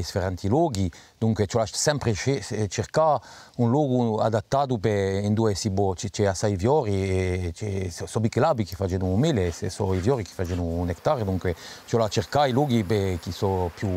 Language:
Italian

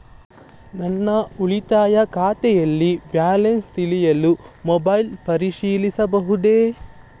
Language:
Kannada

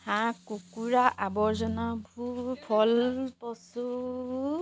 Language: Assamese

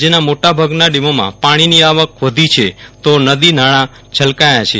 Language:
Gujarati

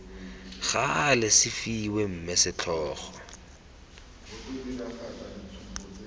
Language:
Tswana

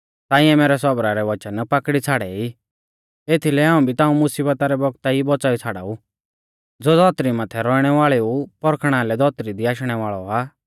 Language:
Mahasu Pahari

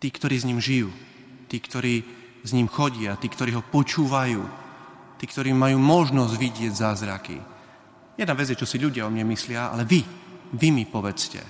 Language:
Slovak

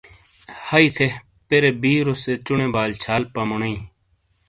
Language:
Shina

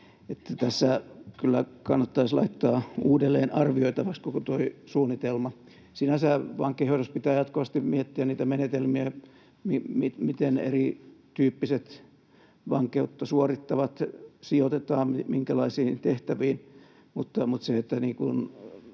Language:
Finnish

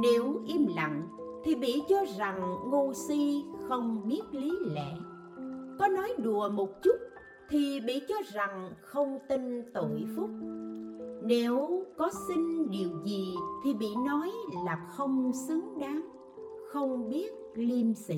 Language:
Vietnamese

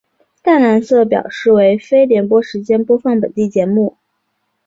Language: Chinese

